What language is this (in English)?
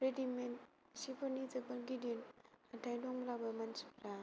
Bodo